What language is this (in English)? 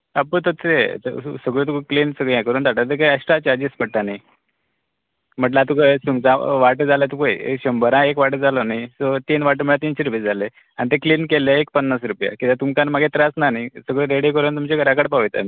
Konkani